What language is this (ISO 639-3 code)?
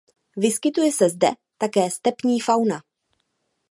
ces